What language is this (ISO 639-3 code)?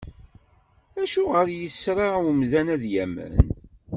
kab